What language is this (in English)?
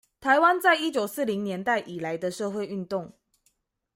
Chinese